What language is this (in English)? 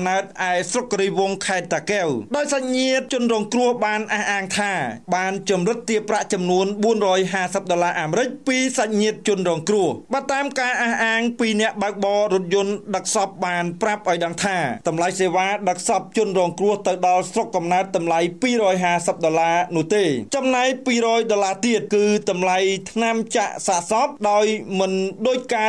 Thai